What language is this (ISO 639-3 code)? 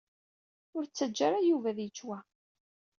kab